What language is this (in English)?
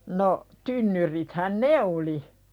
Finnish